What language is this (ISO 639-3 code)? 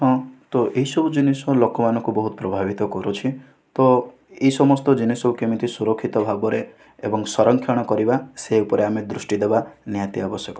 ori